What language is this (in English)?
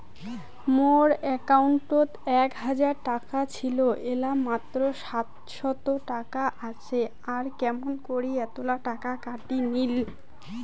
Bangla